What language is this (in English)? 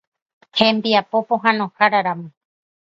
Guarani